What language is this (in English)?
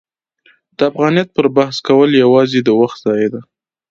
Pashto